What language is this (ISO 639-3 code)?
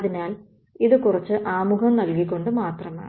mal